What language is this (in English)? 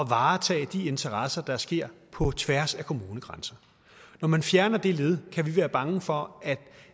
Danish